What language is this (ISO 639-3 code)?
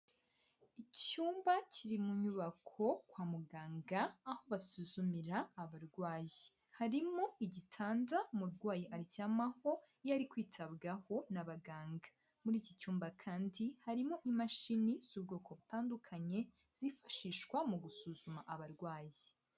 kin